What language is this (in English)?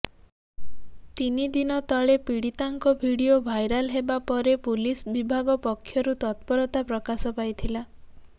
Odia